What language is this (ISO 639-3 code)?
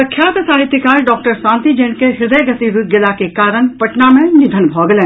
mai